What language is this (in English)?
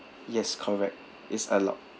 English